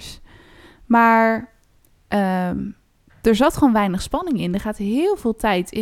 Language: Dutch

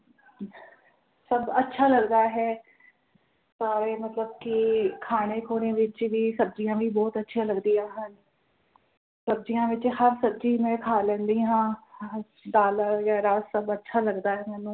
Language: Punjabi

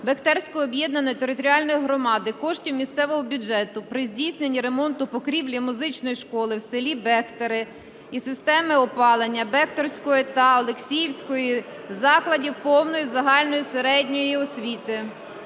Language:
Ukrainian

